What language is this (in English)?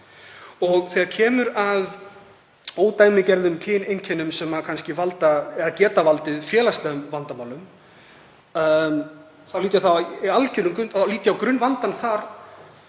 Icelandic